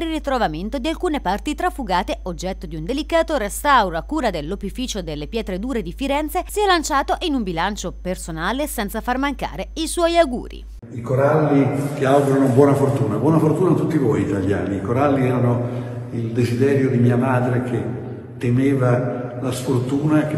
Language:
Italian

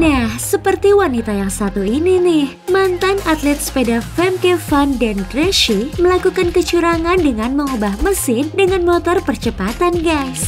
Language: Indonesian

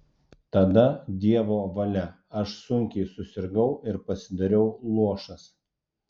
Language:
Lithuanian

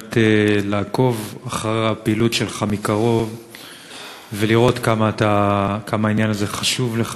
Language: Hebrew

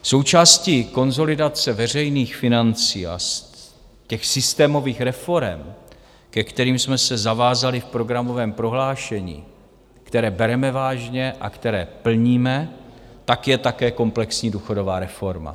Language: Czech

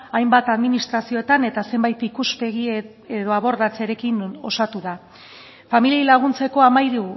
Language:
Basque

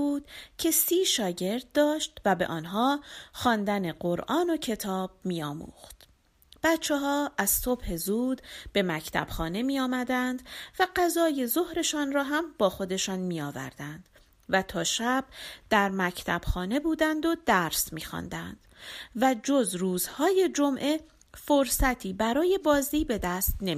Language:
Persian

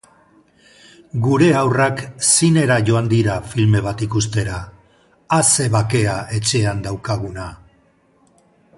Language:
Basque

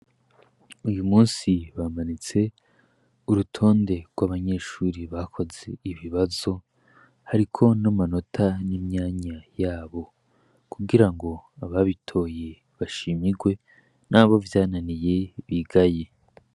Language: Rundi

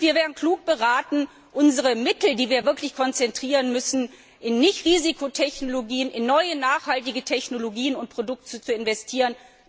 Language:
German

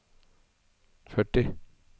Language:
Norwegian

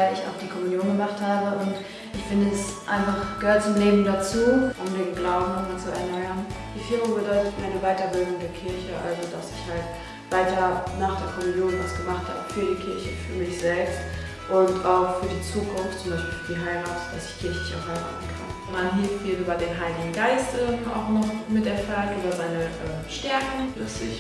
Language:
German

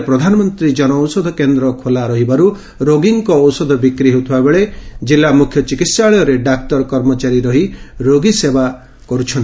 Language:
Odia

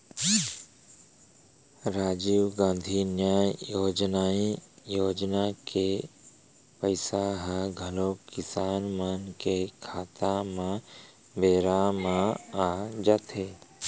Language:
Chhattisgarhi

